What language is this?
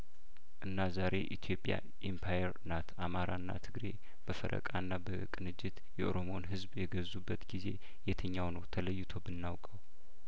Amharic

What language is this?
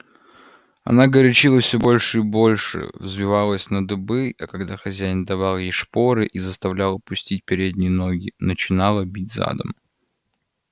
Russian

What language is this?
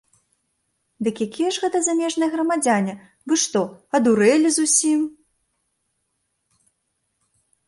Belarusian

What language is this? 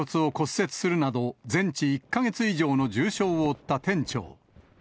Japanese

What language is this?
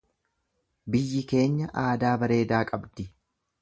Oromo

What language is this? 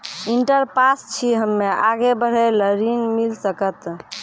Maithili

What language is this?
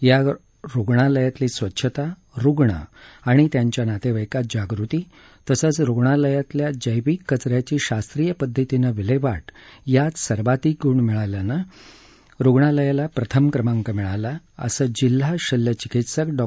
Marathi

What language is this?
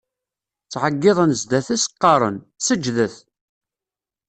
Kabyle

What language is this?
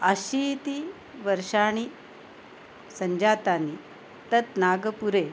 Sanskrit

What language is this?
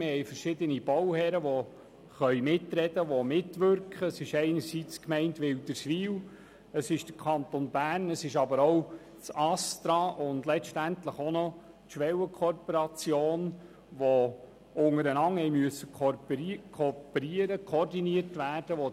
Swiss German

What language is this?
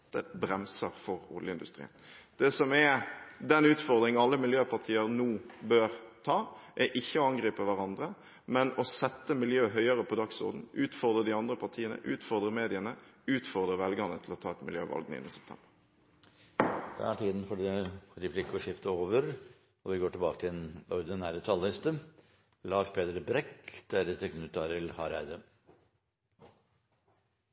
Norwegian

